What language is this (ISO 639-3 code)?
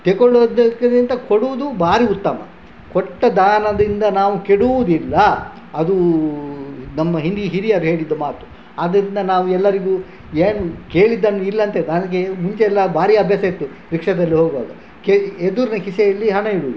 kan